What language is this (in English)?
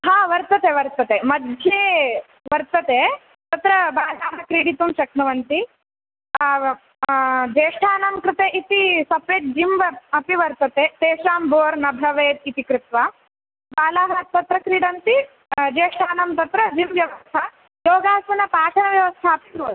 Sanskrit